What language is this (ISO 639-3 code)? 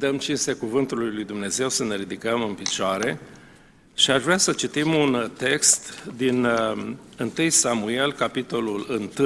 ron